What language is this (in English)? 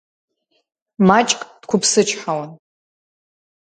Abkhazian